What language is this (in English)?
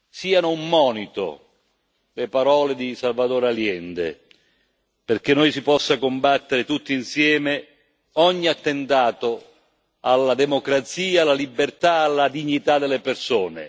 Italian